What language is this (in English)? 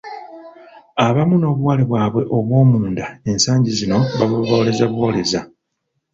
Ganda